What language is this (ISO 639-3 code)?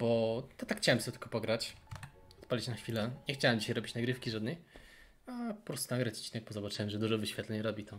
pol